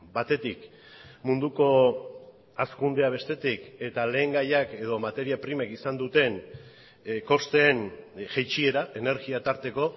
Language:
Basque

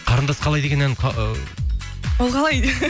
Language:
Kazakh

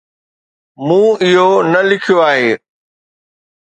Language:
Sindhi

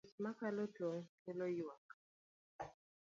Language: Luo (Kenya and Tanzania)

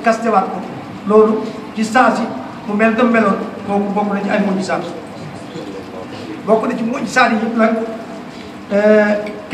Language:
Arabic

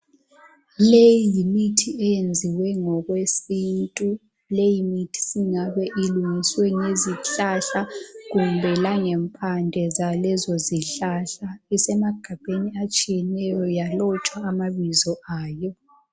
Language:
North Ndebele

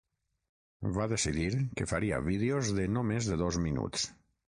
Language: Catalan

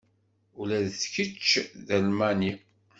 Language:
Kabyle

